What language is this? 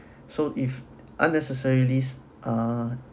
English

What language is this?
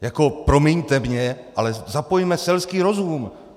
Czech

